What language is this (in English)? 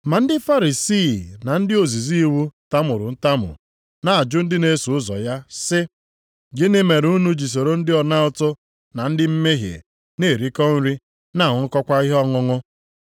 Igbo